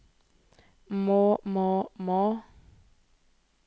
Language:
Norwegian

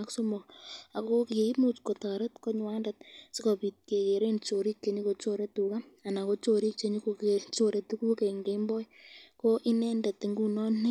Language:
Kalenjin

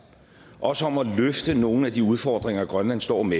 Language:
Danish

